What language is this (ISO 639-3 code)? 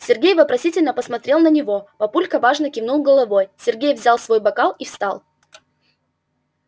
rus